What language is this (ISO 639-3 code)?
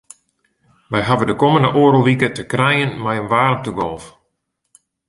fry